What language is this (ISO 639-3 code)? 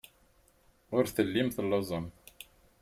kab